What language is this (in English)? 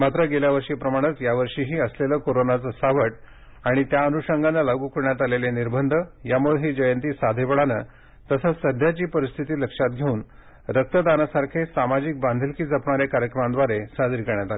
Marathi